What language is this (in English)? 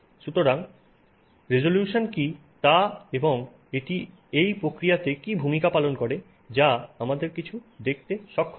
Bangla